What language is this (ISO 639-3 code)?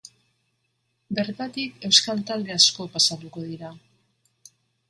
eus